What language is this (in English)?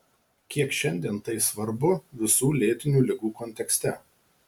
Lithuanian